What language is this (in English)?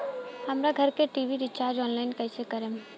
Bhojpuri